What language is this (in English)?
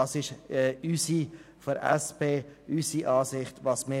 Swiss German